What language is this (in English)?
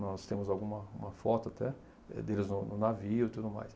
Portuguese